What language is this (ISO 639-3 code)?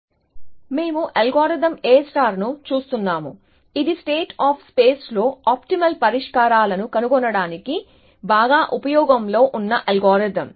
tel